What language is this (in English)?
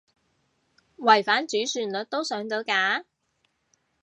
Cantonese